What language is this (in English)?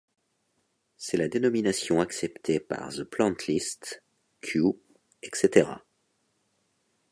French